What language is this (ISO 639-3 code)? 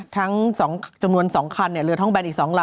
tha